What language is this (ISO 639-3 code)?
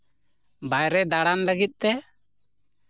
sat